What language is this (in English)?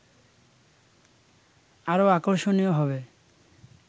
Bangla